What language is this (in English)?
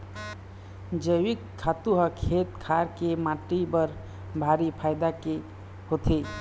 Chhattisgarhi